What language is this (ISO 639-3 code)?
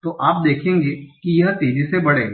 hin